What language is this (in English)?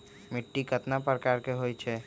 Magahi